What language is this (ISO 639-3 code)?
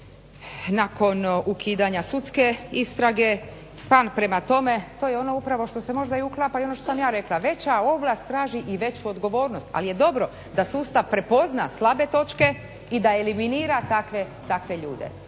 hrv